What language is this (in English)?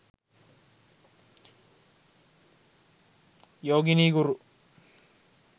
Sinhala